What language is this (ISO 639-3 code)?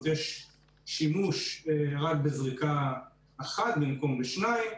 heb